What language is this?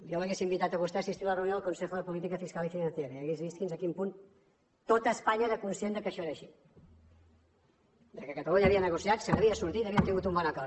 Catalan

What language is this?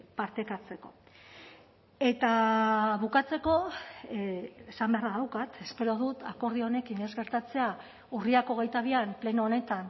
Basque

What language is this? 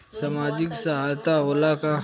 Bhojpuri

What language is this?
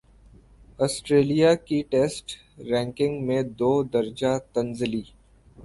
Urdu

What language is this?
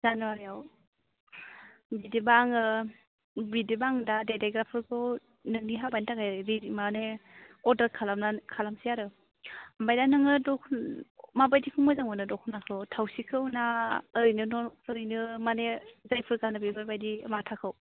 Bodo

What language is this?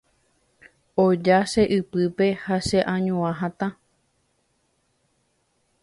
Guarani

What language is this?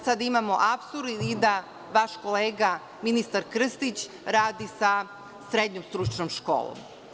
Serbian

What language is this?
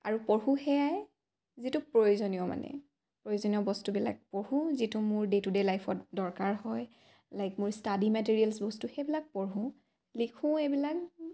Assamese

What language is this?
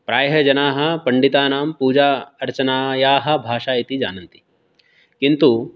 Sanskrit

